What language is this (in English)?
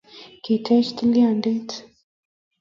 Kalenjin